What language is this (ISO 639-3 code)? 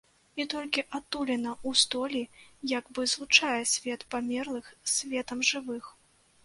bel